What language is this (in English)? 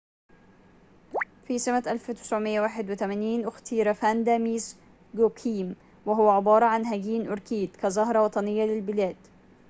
Arabic